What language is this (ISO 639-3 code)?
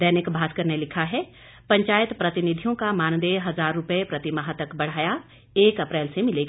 hin